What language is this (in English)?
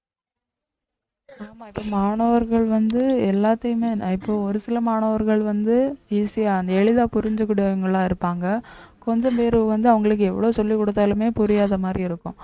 Tamil